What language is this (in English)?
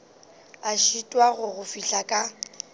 Northern Sotho